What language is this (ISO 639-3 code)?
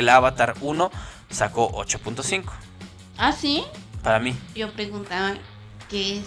spa